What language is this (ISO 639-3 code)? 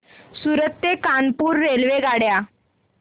mar